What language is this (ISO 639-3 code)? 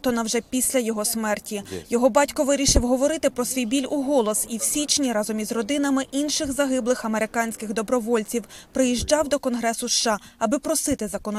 ukr